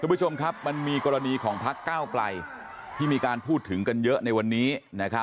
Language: Thai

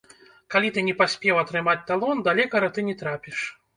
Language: Belarusian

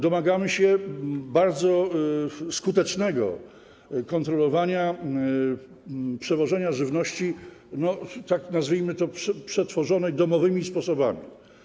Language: Polish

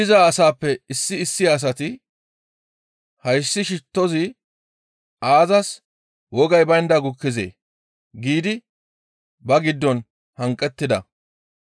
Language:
Gamo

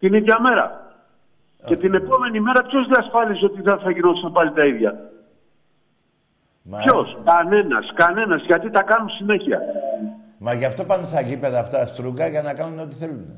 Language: Greek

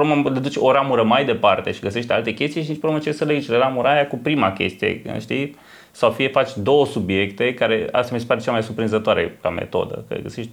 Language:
Romanian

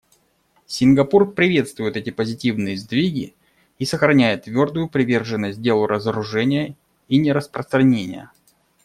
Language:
Russian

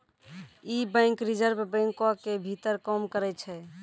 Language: Maithili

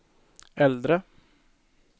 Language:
Swedish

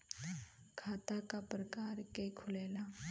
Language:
Bhojpuri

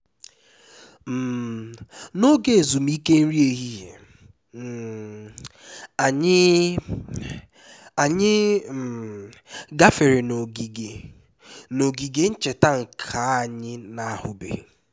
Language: Igbo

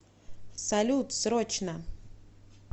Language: Russian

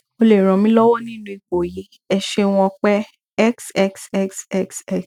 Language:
Yoruba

